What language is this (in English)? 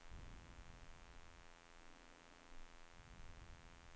Swedish